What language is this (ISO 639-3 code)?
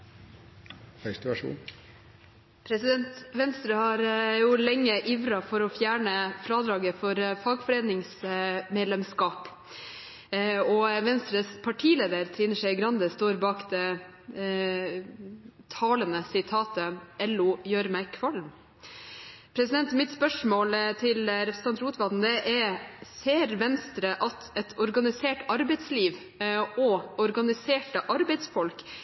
nno